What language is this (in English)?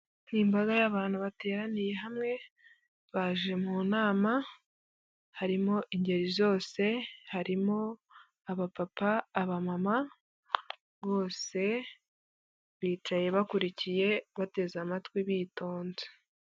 Kinyarwanda